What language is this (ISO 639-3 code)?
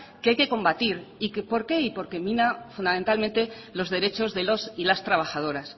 spa